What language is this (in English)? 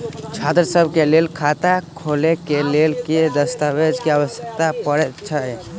Maithili